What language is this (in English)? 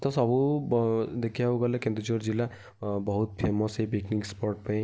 Odia